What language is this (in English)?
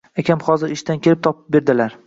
Uzbek